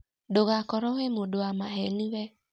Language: Kikuyu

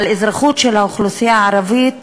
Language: Hebrew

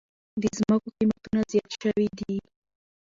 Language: Pashto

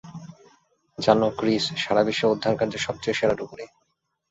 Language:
Bangla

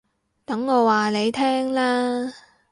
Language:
Cantonese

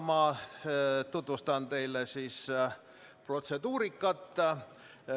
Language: Estonian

